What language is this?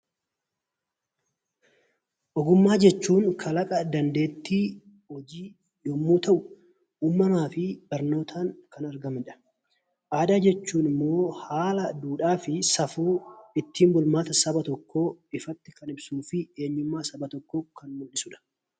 Oromo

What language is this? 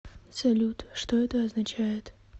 Russian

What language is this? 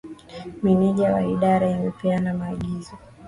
Swahili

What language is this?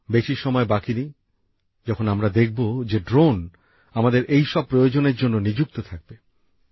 Bangla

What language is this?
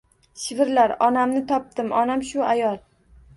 Uzbek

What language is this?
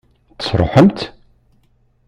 Kabyle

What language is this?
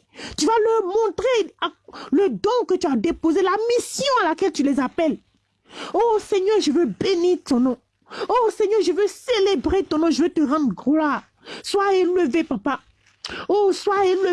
French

